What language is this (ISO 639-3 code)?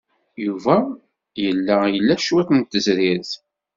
kab